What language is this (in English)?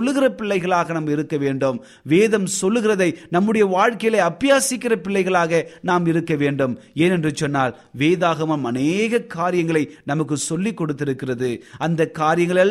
Tamil